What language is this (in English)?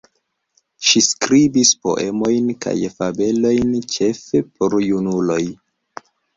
Esperanto